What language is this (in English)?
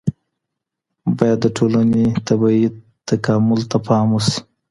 Pashto